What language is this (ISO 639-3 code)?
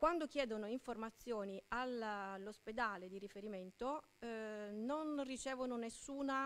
ita